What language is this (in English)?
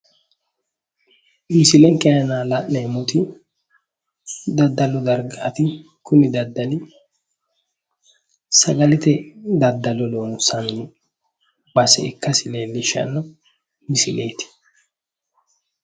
Sidamo